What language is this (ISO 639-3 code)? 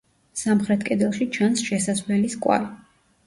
kat